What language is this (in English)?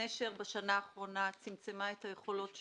Hebrew